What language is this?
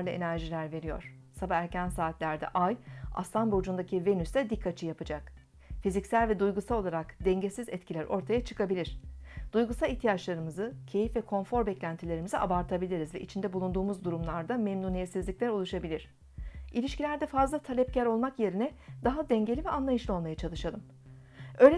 Turkish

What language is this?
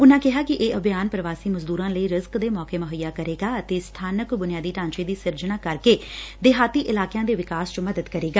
Punjabi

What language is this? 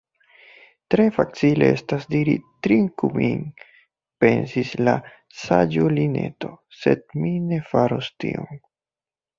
Esperanto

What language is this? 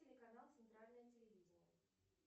Russian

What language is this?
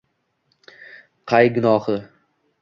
Uzbek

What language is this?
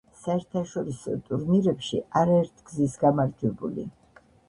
Georgian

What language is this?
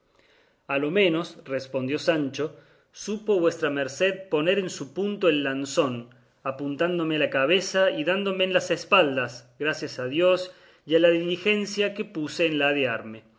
Spanish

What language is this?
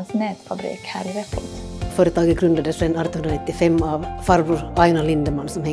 Swedish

